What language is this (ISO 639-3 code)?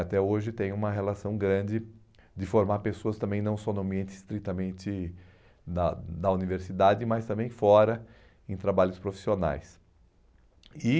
por